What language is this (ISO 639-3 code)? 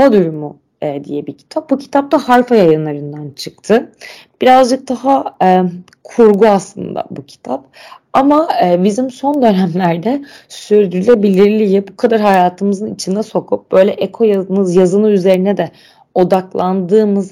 tur